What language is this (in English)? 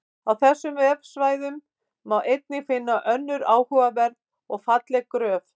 Icelandic